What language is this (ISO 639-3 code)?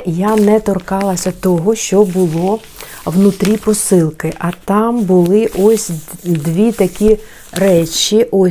ukr